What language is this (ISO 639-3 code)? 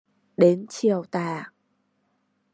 vie